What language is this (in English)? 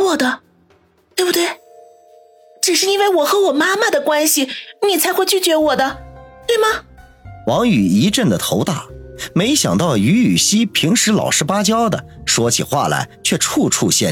Chinese